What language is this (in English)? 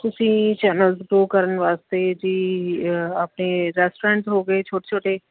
Punjabi